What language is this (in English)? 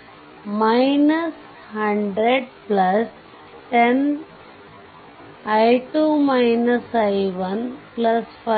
Kannada